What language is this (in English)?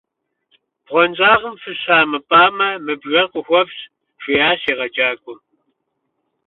Kabardian